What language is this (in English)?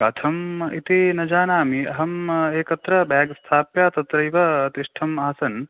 Sanskrit